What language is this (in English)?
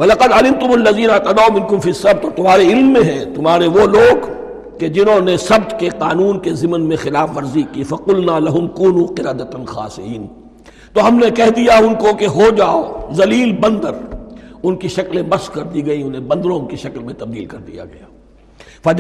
Urdu